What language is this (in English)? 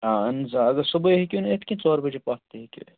Kashmiri